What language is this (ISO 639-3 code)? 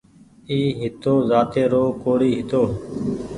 gig